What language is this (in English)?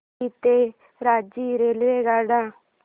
Marathi